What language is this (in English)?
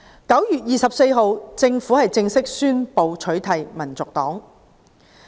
Cantonese